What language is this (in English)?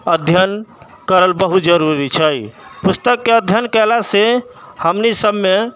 Maithili